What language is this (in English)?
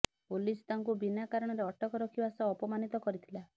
Odia